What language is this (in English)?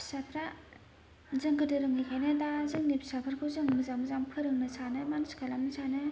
Bodo